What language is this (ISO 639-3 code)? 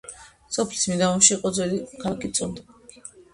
kat